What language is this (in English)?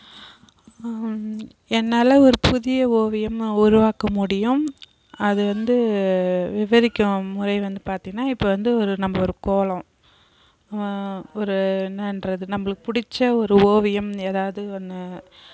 Tamil